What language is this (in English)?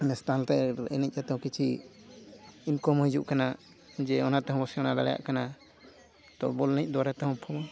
Santali